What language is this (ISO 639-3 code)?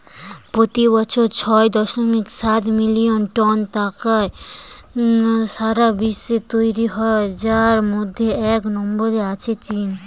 ben